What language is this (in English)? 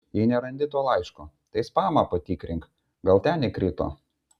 Lithuanian